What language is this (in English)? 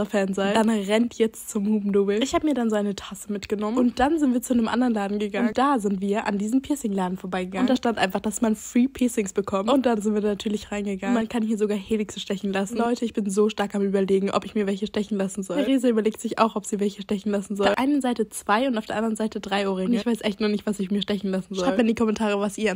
German